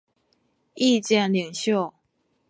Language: Chinese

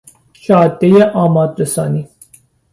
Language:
Persian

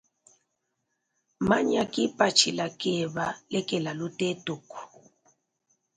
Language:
Luba-Lulua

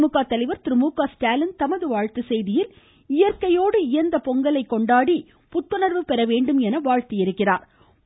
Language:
Tamil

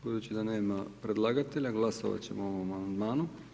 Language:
Croatian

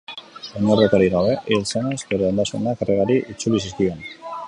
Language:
Basque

